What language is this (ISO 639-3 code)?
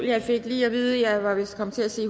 dan